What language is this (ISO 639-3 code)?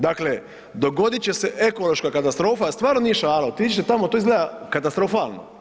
hrv